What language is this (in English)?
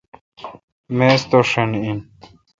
Kalkoti